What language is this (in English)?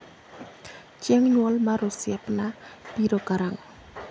Luo (Kenya and Tanzania)